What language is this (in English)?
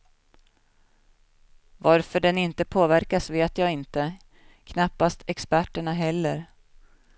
Swedish